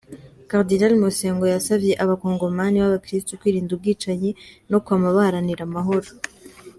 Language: Kinyarwanda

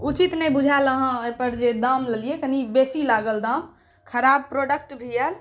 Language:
Maithili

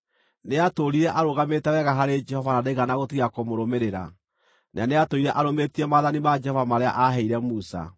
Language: Kikuyu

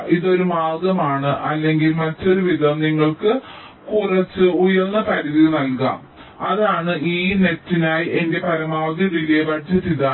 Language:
Malayalam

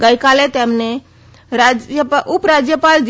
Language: Gujarati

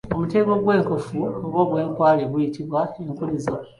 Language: Ganda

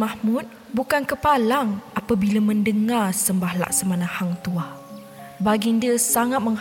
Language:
Malay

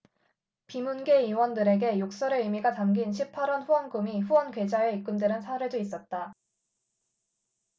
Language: Korean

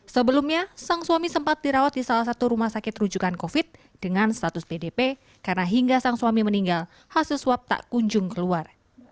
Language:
Indonesian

